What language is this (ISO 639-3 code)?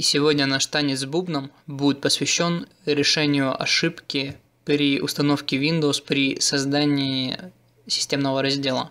rus